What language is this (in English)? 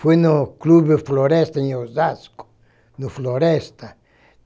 Portuguese